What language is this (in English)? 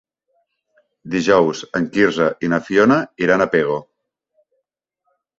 Catalan